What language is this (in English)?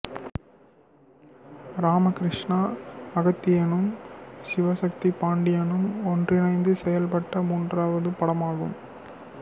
Tamil